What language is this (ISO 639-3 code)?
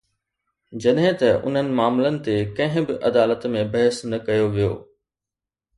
snd